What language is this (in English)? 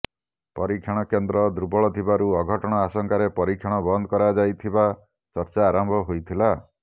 Odia